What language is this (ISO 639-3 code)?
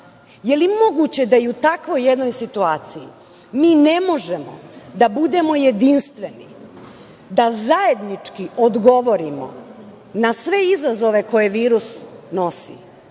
srp